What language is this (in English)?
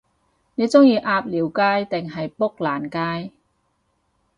Cantonese